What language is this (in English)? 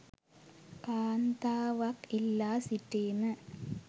Sinhala